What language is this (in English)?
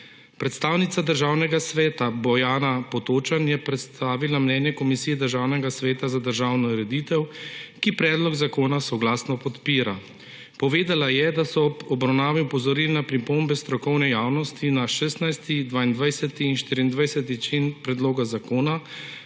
Slovenian